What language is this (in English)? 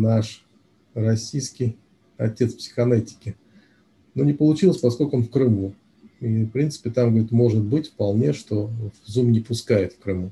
Russian